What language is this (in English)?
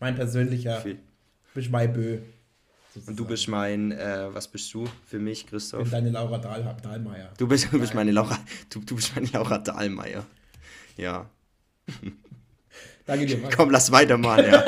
German